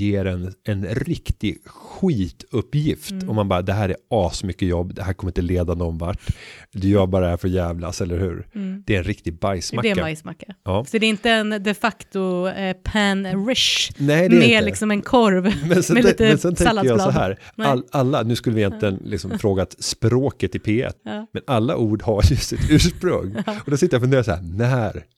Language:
Swedish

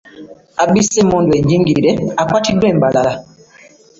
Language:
Ganda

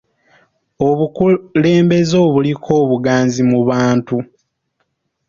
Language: Ganda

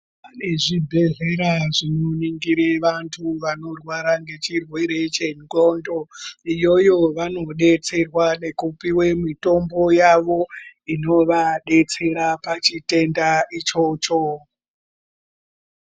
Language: Ndau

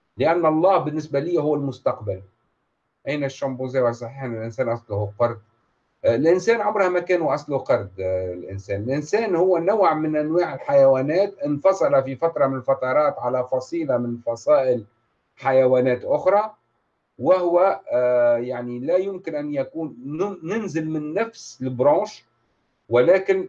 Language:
Arabic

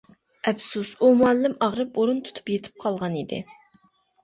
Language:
Uyghur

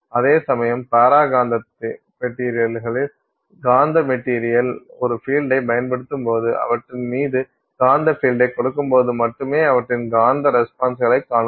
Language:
Tamil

